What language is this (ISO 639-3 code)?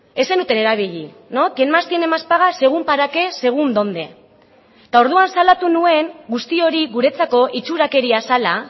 eus